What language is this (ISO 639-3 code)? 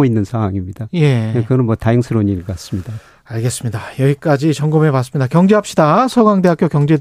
kor